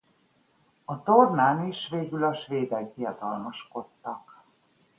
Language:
Hungarian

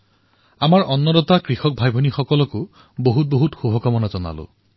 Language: Assamese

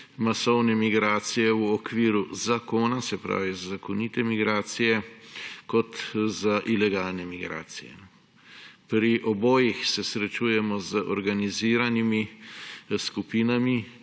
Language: Slovenian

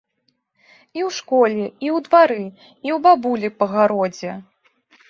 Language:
Belarusian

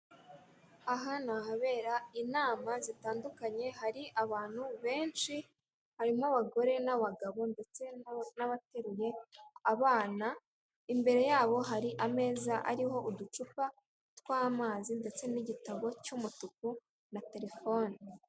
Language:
Kinyarwanda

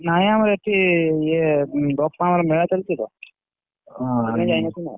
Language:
Odia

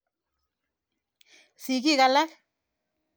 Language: Kalenjin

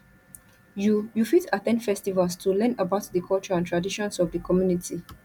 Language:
Nigerian Pidgin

